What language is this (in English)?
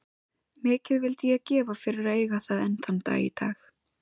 Icelandic